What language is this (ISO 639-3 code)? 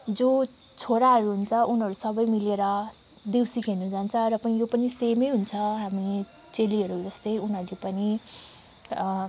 nep